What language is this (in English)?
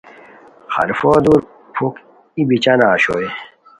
Khowar